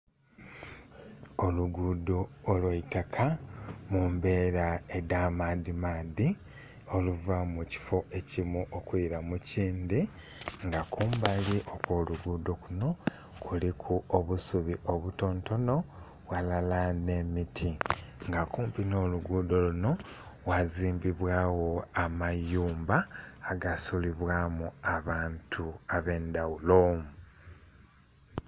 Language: Soga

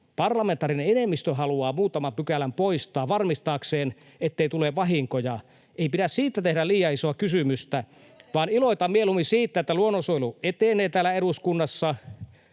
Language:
Finnish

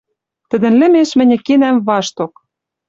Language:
Western Mari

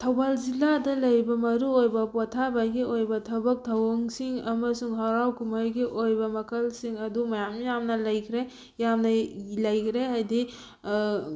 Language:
Manipuri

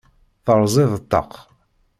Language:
Kabyle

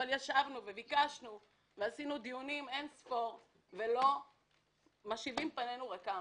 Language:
Hebrew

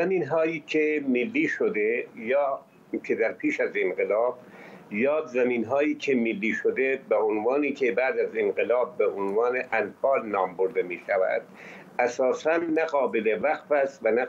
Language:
Persian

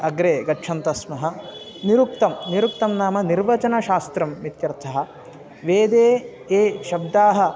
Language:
Sanskrit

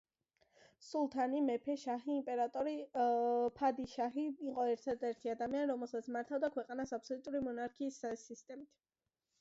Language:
Georgian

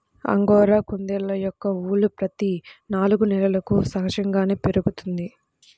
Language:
Telugu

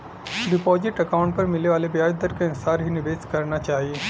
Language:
Bhojpuri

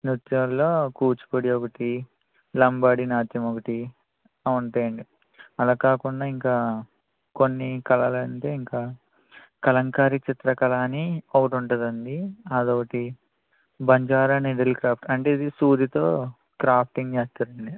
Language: Telugu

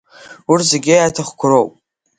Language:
Abkhazian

